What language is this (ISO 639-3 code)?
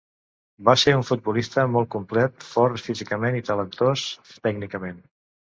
cat